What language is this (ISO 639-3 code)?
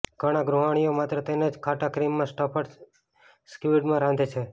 guj